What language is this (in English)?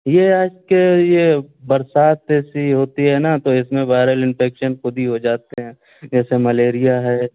Urdu